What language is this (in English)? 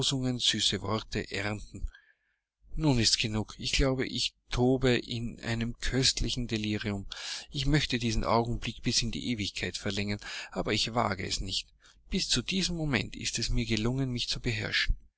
German